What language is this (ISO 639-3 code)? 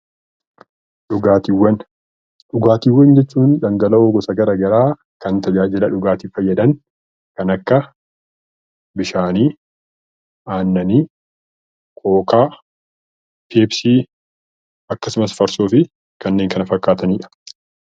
orm